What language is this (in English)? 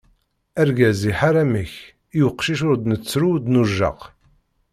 Kabyle